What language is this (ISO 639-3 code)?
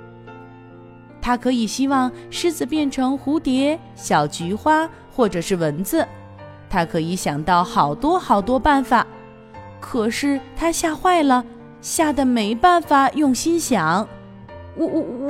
zho